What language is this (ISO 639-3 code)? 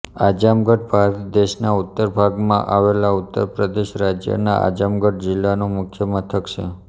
guj